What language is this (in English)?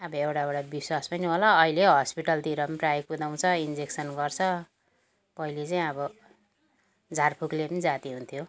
Nepali